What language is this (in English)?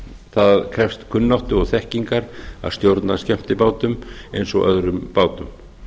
Icelandic